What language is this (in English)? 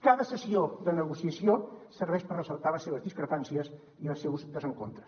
Catalan